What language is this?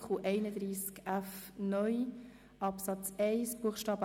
Swiss German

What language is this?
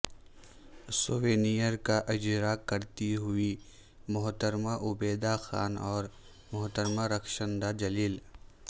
Urdu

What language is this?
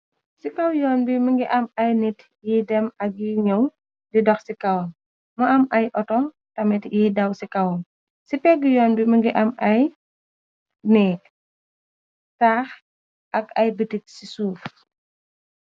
Wolof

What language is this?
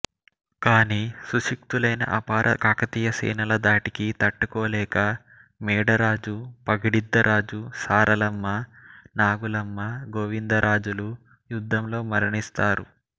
Telugu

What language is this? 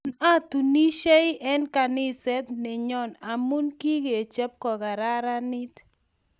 Kalenjin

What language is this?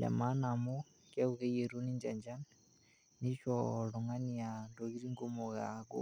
Masai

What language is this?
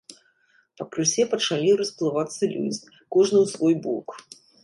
Belarusian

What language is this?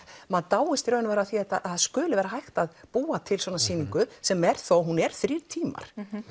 Icelandic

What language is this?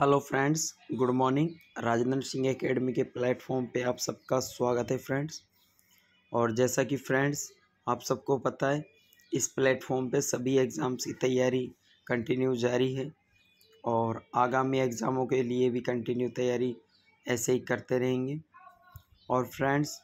Hindi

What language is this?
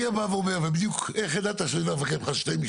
Hebrew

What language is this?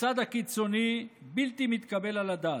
Hebrew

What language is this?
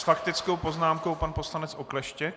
Czech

